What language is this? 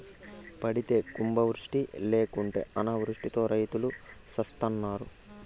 Telugu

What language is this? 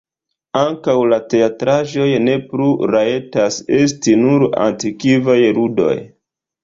Esperanto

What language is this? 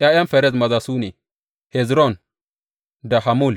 Hausa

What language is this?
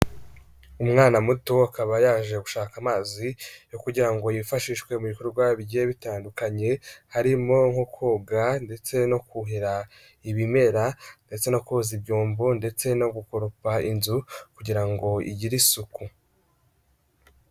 Kinyarwanda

